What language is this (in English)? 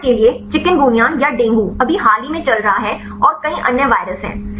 Hindi